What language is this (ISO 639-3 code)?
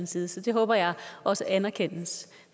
dan